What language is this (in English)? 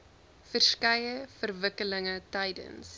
Afrikaans